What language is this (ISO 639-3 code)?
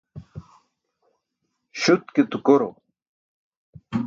bsk